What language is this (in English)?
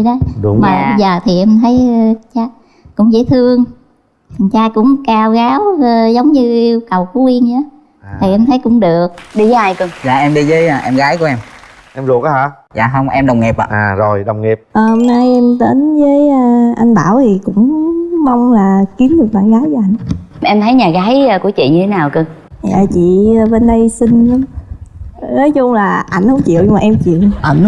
Vietnamese